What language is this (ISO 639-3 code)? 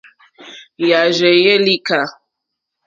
bri